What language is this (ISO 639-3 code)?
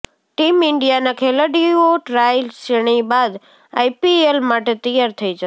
guj